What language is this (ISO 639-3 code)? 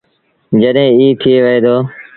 sbn